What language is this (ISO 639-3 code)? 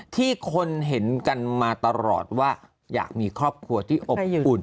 tha